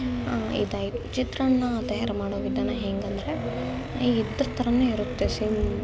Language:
Kannada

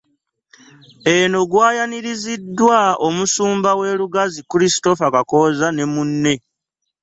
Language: Ganda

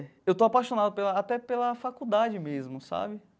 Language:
Portuguese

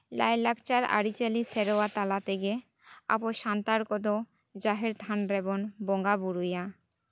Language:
Santali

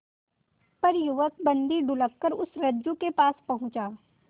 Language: Hindi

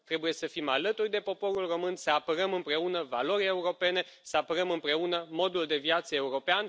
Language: Romanian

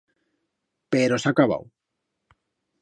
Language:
Aragonese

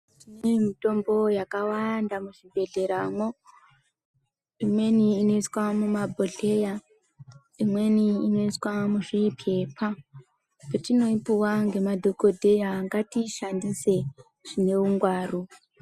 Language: Ndau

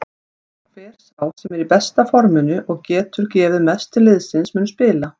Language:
Icelandic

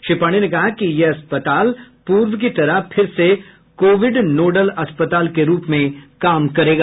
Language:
Hindi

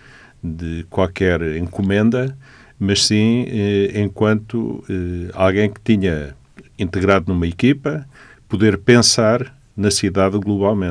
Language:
Portuguese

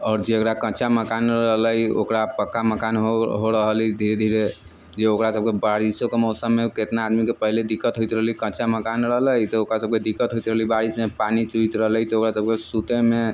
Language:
Maithili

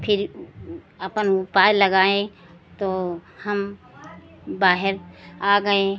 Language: Hindi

